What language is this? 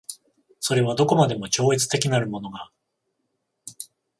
Japanese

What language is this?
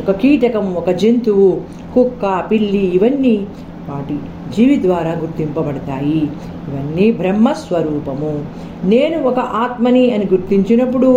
Telugu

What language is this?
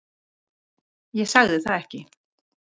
Icelandic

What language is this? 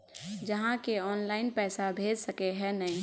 Magahi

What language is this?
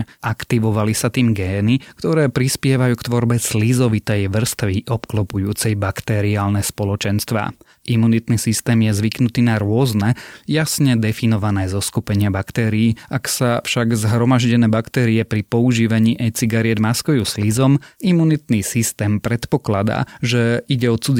Slovak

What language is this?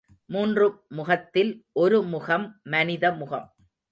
Tamil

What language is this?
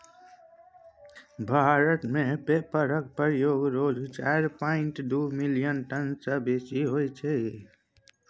Maithili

